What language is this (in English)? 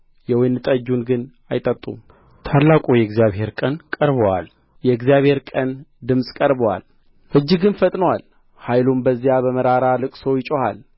Amharic